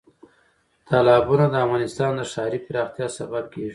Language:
Pashto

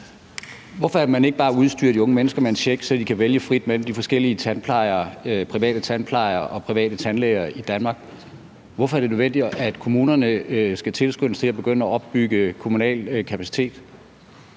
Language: Danish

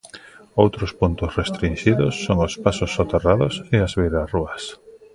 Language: Galician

